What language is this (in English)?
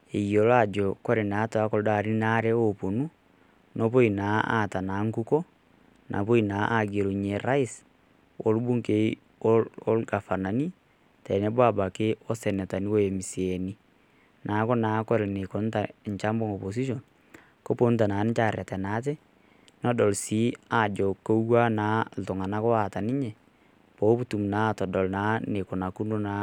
Masai